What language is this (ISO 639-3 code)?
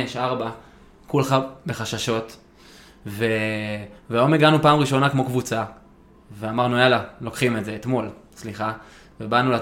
heb